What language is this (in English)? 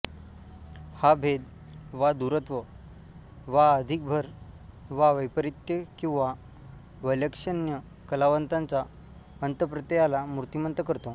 Marathi